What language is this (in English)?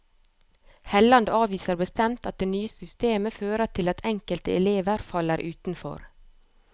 Norwegian